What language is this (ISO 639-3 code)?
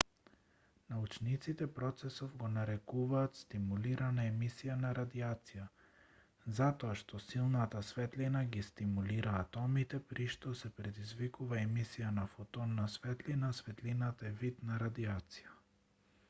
mkd